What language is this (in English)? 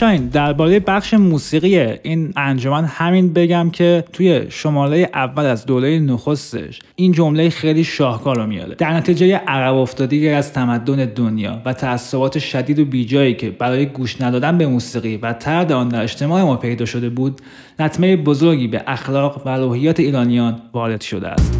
Persian